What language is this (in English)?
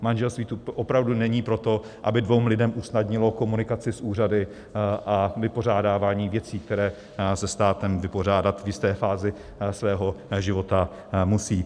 Czech